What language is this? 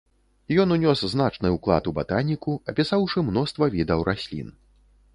Belarusian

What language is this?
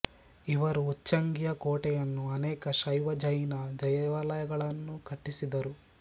Kannada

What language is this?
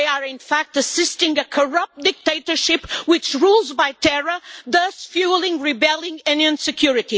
English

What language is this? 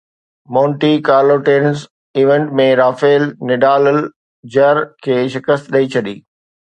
Sindhi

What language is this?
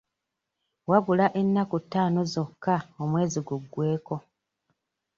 Ganda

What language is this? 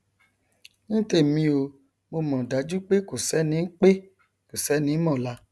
Yoruba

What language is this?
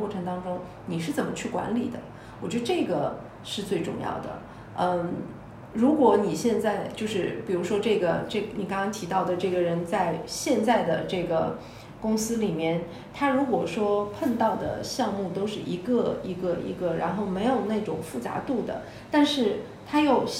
Chinese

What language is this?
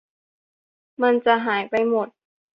Thai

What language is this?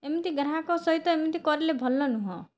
Odia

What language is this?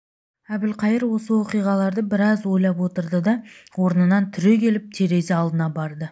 Kazakh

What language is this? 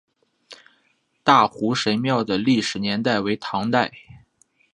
Chinese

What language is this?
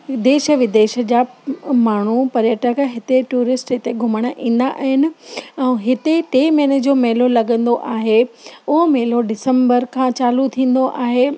Sindhi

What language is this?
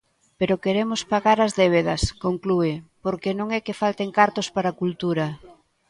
Galician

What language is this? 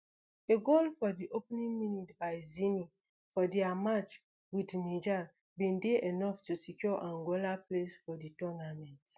Nigerian Pidgin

